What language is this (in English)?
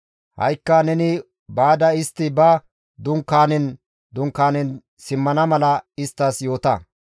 Gamo